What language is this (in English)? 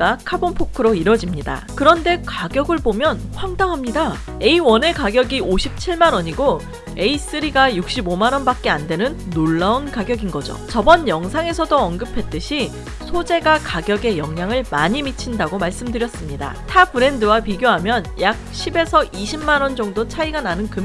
Korean